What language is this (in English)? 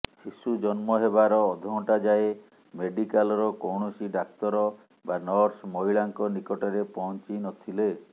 Odia